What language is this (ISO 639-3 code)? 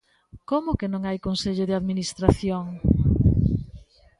glg